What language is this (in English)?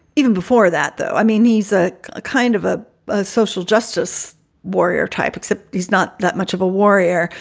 English